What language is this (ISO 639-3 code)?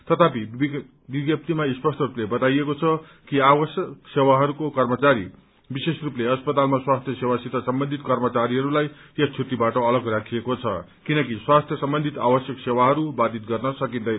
nep